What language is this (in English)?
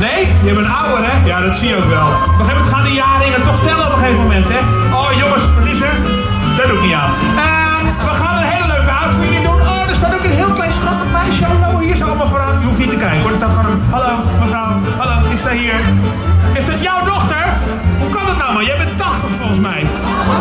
Dutch